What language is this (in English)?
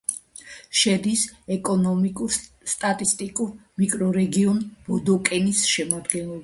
Georgian